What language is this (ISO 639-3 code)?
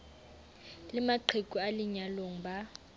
sot